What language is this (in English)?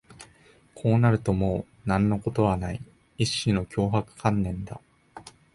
Japanese